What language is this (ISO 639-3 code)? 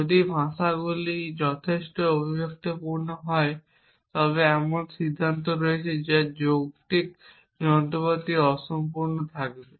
ben